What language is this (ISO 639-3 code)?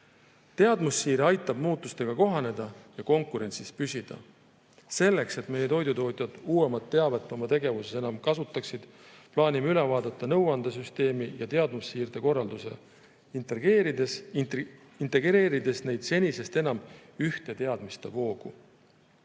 est